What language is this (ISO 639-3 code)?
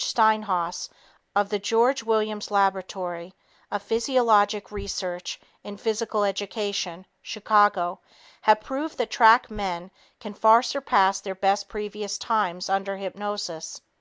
eng